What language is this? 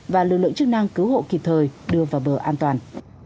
Vietnamese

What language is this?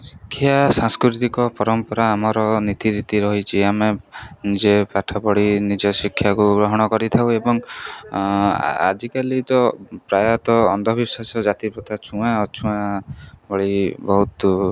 Odia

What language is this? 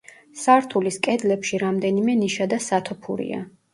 Georgian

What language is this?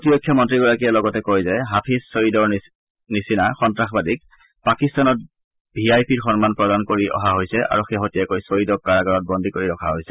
Assamese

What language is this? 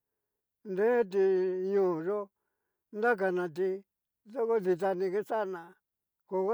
Cacaloxtepec Mixtec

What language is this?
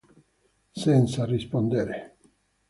Italian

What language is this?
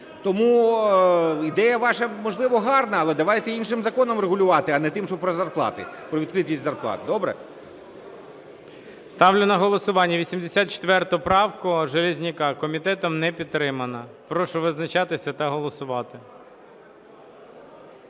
Ukrainian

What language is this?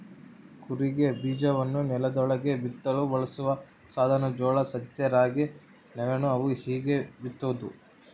Kannada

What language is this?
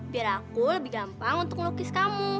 Indonesian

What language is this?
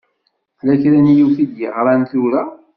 Kabyle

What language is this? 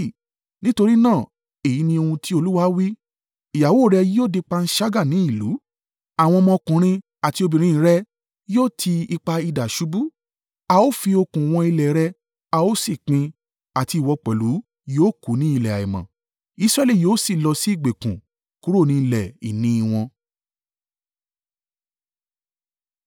Yoruba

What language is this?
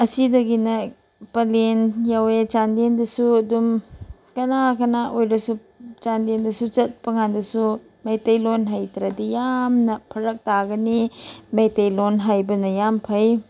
Manipuri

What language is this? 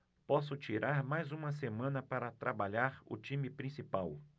Portuguese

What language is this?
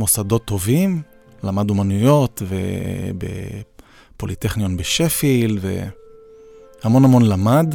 Hebrew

